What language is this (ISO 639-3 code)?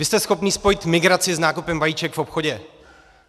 ces